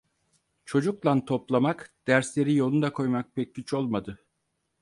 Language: Turkish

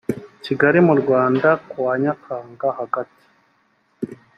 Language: Kinyarwanda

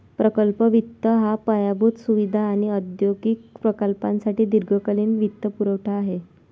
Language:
Marathi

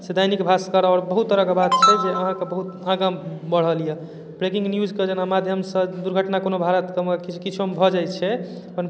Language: Maithili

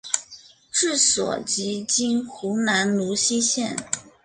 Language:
Chinese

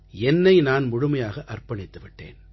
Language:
Tamil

